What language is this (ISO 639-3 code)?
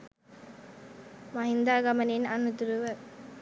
sin